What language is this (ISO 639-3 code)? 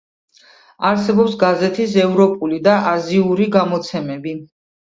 kat